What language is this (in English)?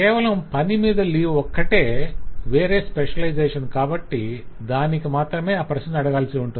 Telugu